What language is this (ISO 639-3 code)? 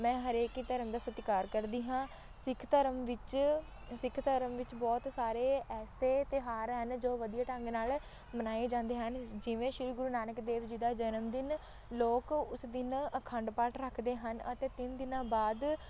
pan